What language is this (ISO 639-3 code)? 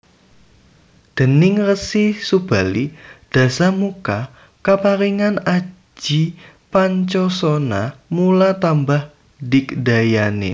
jav